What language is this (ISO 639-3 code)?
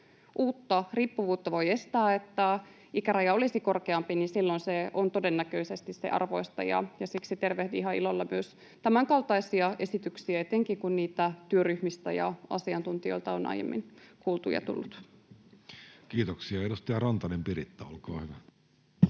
fin